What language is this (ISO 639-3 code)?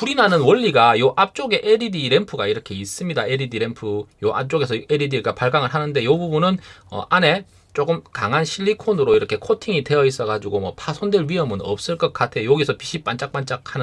kor